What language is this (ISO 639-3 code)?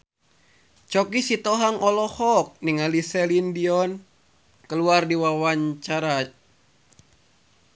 sun